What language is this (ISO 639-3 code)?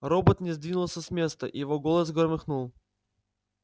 rus